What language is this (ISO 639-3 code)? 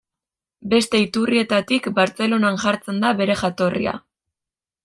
eus